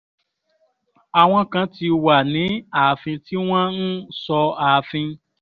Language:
Yoruba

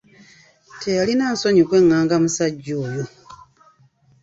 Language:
Ganda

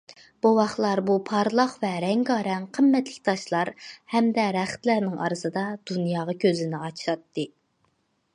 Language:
Uyghur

